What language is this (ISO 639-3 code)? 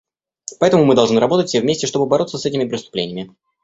rus